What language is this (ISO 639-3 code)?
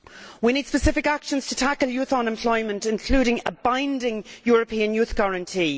eng